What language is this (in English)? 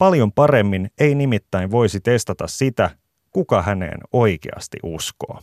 Finnish